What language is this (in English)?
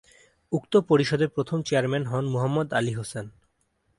Bangla